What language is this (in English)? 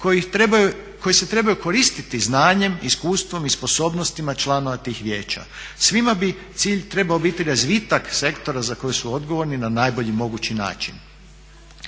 Croatian